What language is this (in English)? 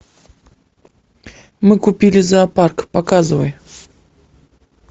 Russian